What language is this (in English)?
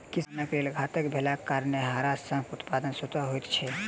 Maithili